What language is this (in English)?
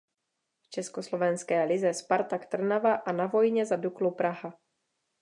Czech